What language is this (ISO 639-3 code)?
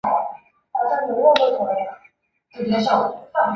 zho